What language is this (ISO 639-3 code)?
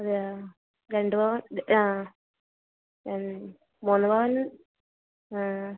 mal